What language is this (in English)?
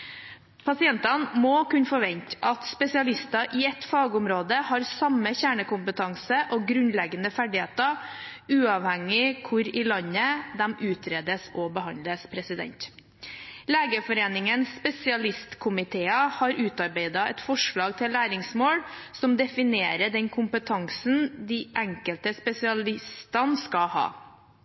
Norwegian Bokmål